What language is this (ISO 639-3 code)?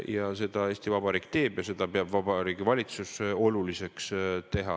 est